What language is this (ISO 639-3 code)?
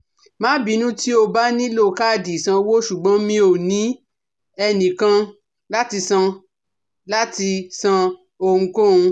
yor